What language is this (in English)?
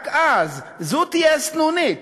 Hebrew